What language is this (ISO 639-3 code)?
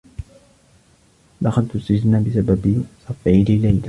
ara